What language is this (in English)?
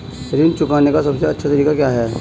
Hindi